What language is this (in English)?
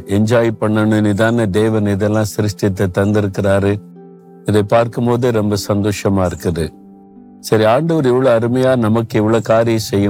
Tamil